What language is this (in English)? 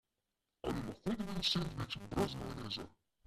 Slovenian